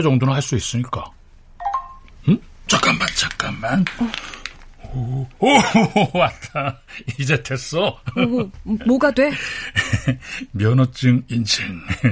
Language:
Korean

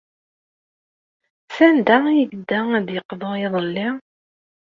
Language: Kabyle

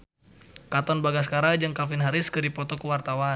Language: Sundanese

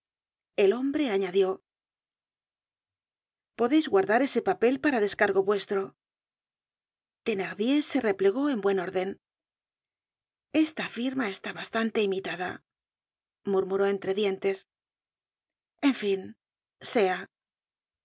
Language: Spanish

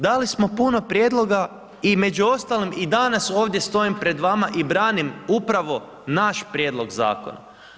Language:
Croatian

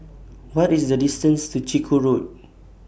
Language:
English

